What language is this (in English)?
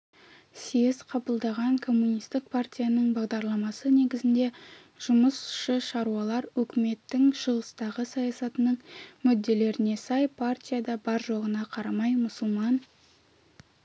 Kazakh